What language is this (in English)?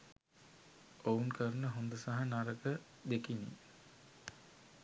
Sinhala